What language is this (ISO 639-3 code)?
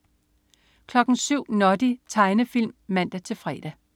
dan